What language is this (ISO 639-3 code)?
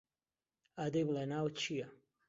ckb